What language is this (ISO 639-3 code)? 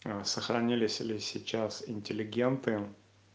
rus